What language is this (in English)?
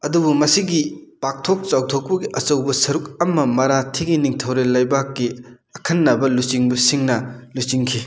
Manipuri